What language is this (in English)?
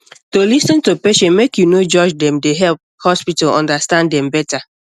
Nigerian Pidgin